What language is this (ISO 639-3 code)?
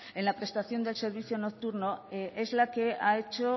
spa